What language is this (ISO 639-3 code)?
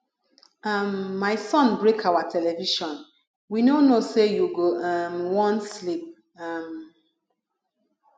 pcm